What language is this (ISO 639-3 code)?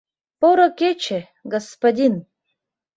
chm